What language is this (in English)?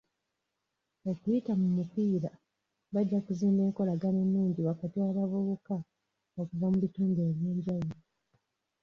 Ganda